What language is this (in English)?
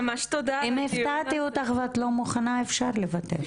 Hebrew